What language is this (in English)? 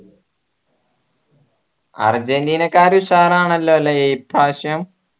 Malayalam